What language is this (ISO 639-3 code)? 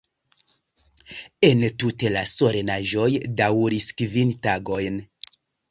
epo